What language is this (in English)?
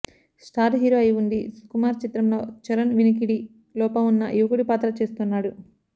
Telugu